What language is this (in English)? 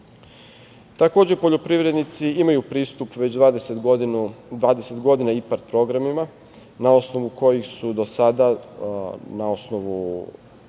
Serbian